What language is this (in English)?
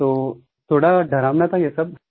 Hindi